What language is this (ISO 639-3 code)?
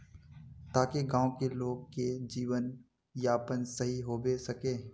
mag